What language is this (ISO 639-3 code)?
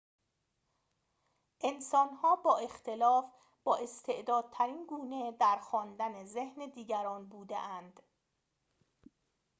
fas